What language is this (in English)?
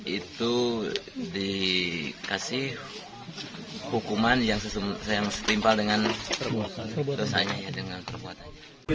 Indonesian